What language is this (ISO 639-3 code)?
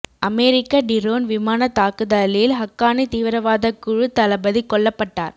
tam